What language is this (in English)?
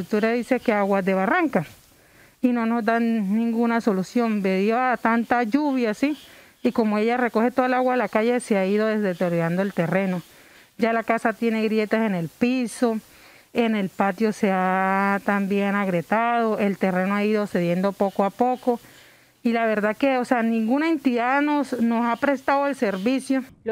Spanish